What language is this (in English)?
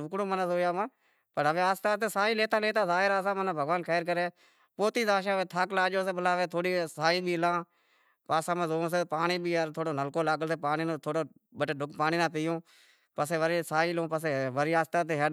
Wadiyara Koli